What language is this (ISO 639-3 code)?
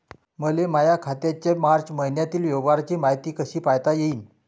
mar